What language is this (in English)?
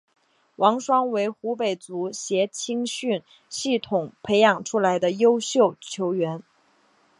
Chinese